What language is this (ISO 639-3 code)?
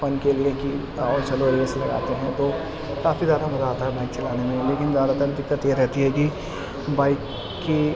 urd